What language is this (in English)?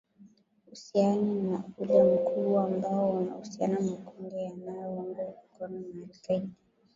Swahili